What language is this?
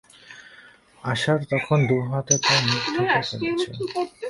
Bangla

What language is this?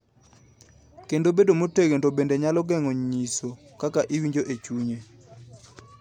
Luo (Kenya and Tanzania)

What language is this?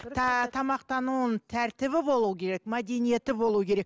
Kazakh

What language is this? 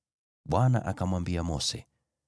Swahili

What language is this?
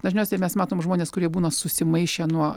Lithuanian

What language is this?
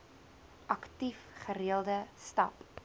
Afrikaans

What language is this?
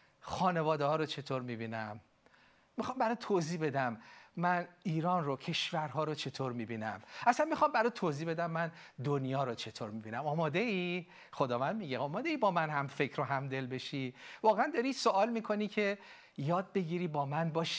Persian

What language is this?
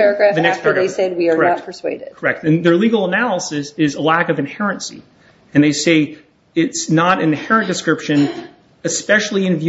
English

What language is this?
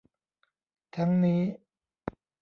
Thai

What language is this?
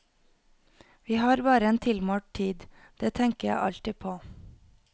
Norwegian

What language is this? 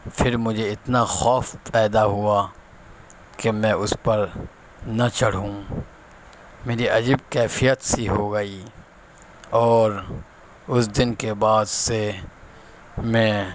Urdu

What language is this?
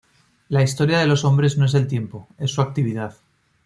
Spanish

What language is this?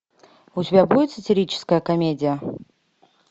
Russian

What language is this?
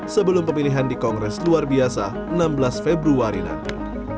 Indonesian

